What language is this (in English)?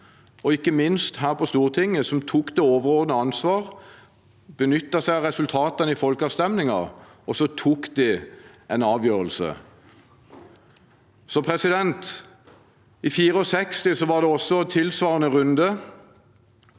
Norwegian